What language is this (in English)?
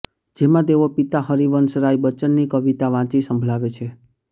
Gujarati